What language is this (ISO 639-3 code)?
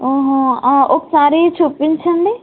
tel